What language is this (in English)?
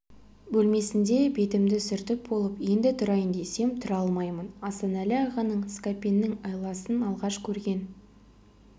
Kazakh